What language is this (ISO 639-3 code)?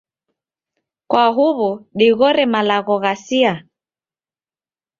dav